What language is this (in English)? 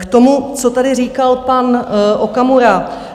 Czech